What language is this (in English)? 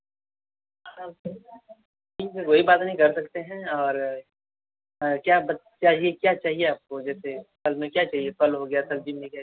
Hindi